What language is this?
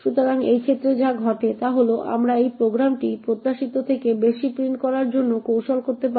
Bangla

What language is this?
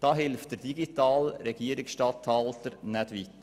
Swiss German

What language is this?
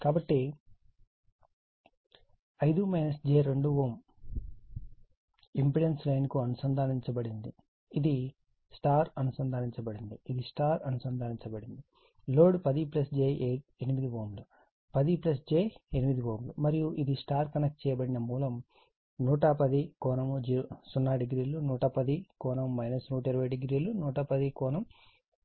Telugu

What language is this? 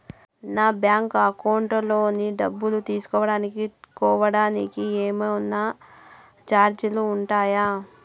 Telugu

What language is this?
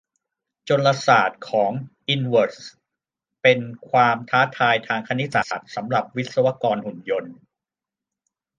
Thai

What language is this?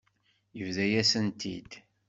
Kabyle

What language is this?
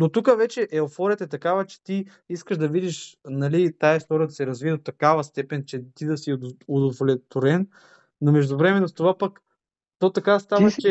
Bulgarian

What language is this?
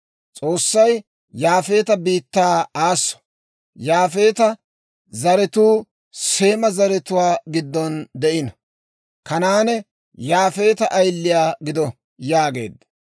Dawro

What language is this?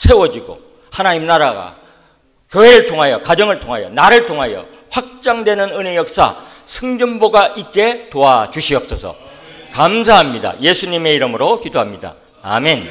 Korean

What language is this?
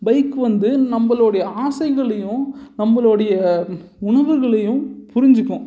Tamil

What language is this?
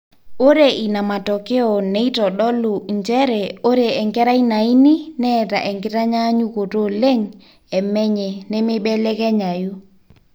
Masai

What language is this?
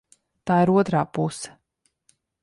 Latvian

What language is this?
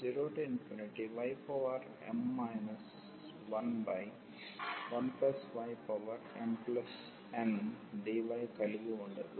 Telugu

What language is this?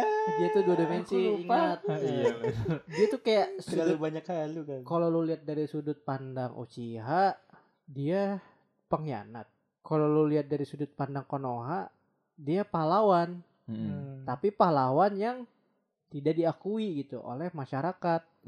Indonesian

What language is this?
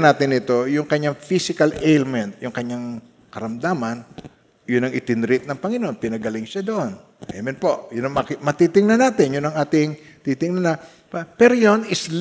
Filipino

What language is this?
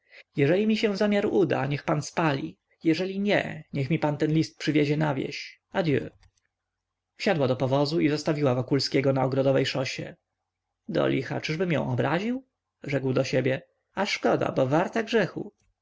Polish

